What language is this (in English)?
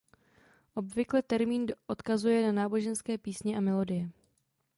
Czech